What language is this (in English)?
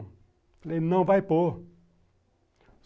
Portuguese